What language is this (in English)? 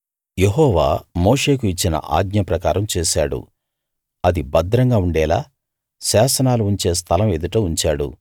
Telugu